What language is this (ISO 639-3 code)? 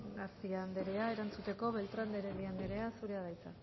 eus